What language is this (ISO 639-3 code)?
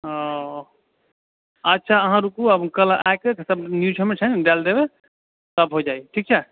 mai